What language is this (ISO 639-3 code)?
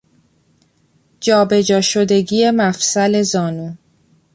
fas